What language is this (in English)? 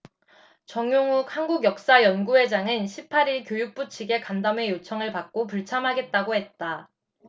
Korean